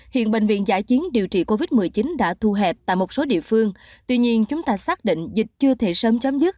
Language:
Vietnamese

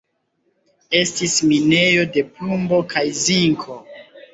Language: Esperanto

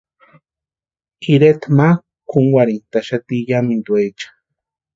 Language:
Western Highland Purepecha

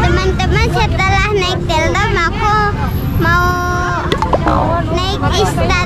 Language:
Indonesian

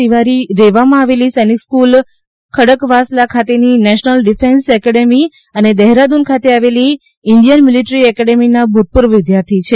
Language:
Gujarati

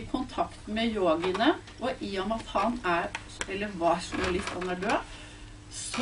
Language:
Norwegian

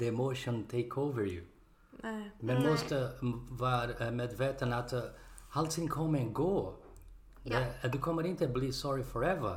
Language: Swedish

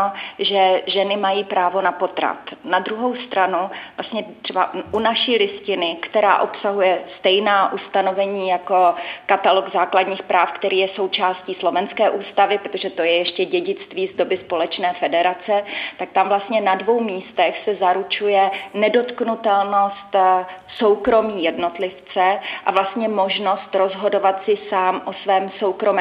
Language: Czech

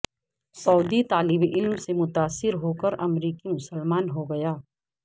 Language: Urdu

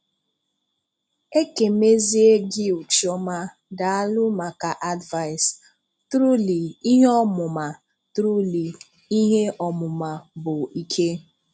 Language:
Igbo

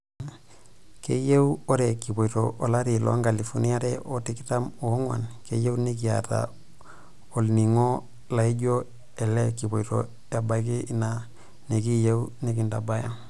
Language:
Masai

